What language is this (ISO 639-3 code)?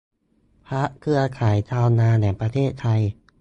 tha